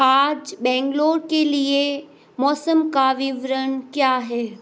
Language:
Hindi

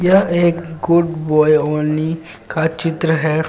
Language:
Hindi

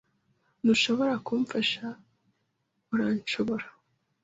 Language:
Kinyarwanda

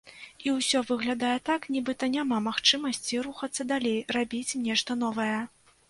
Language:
Belarusian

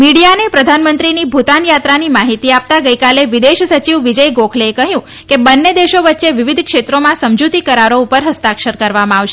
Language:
Gujarati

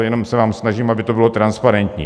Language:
Czech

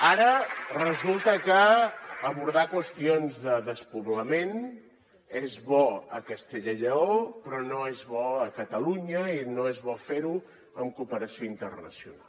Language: Catalan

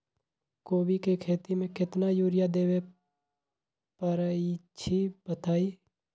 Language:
Magahi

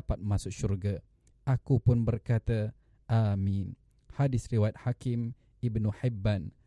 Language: Malay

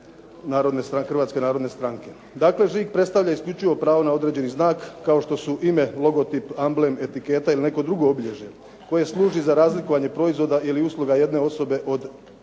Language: Croatian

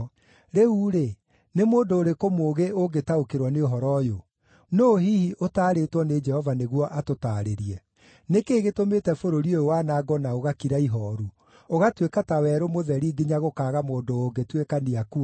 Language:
Kikuyu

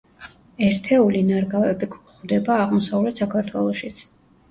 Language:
Georgian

